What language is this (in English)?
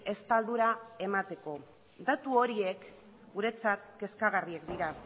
Basque